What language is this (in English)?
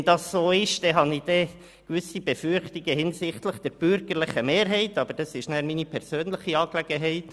Swiss German